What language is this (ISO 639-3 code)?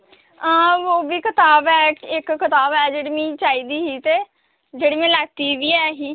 doi